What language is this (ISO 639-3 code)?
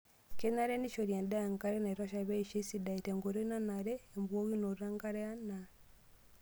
mas